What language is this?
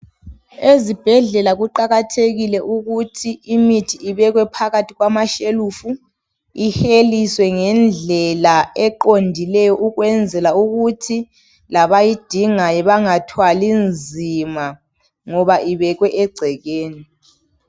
North Ndebele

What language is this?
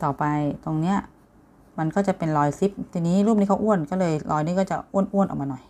Thai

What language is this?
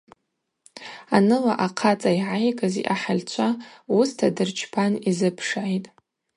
Abaza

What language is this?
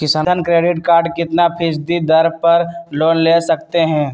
Magahi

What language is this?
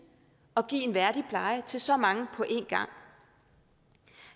Danish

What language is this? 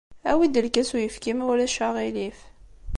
Kabyle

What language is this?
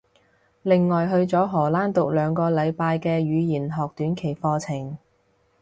Cantonese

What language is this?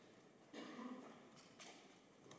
Danish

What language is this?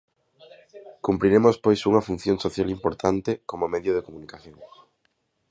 Galician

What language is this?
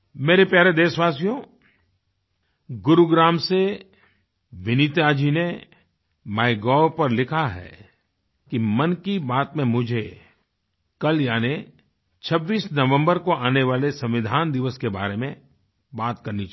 Hindi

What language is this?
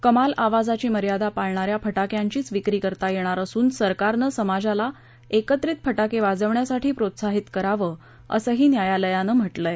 Marathi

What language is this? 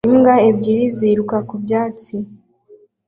Kinyarwanda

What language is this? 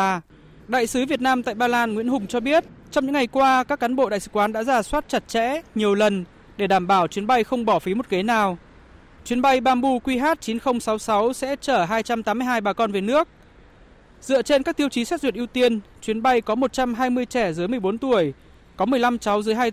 Vietnamese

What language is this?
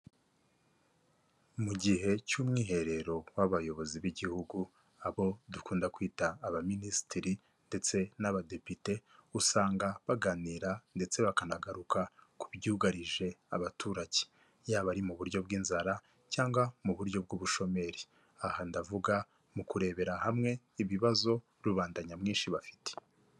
Kinyarwanda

